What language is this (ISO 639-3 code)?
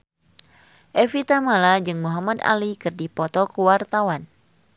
sun